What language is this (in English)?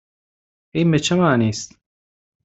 Persian